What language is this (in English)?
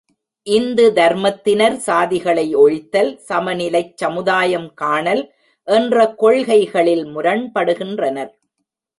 Tamil